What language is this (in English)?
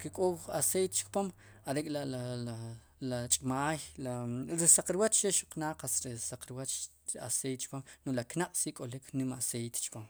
Sipacapense